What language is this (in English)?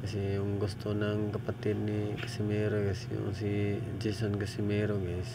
Filipino